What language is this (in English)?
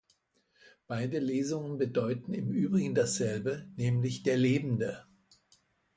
German